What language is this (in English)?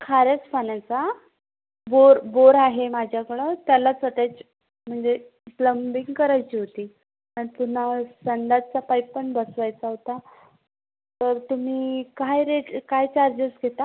Marathi